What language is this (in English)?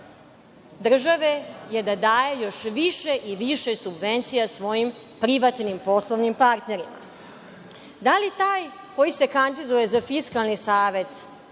Serbian